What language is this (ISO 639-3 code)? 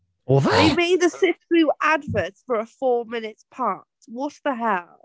cym